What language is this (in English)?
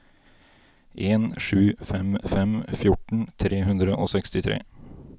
Norwegian